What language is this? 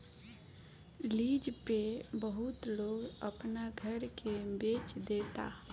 Bhojpuri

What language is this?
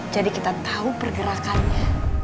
Indonesian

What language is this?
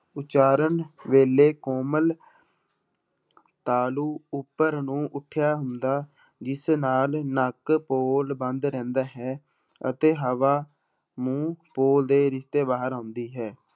Punjabi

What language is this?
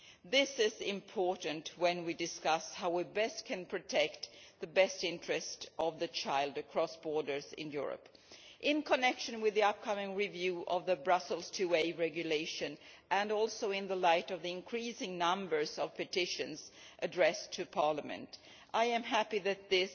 English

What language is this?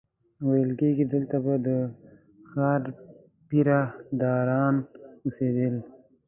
Pashto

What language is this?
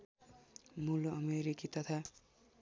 Nepali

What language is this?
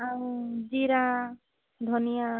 Odia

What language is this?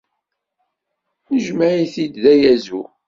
Kabyle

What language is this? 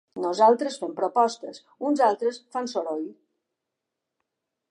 Catalan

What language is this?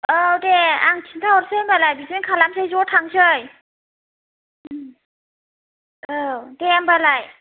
Bodo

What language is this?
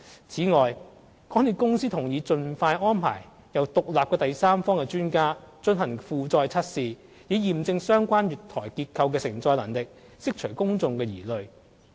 Cantonese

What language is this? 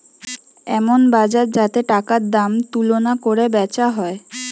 Bangla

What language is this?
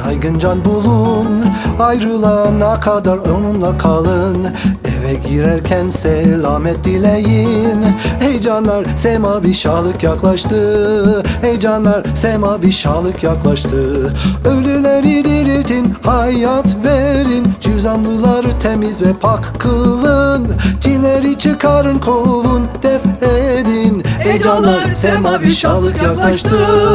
Turkish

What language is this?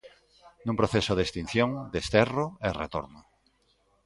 Galician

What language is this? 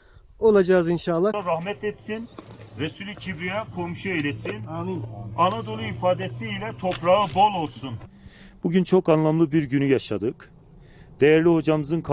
Turkish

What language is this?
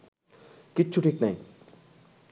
Bangla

